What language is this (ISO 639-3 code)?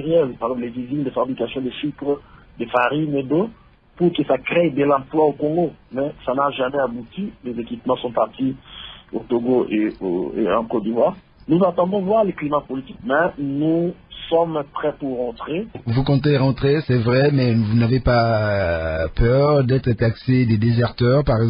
fra